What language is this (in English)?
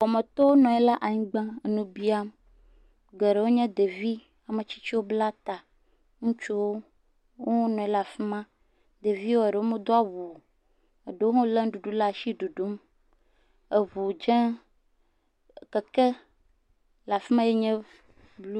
Ewe